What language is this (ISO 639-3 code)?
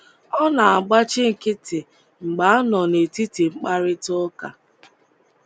ibo